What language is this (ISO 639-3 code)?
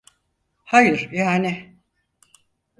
tur